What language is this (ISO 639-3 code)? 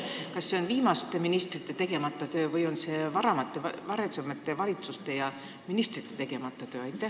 est